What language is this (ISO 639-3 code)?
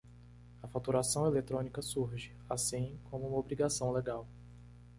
por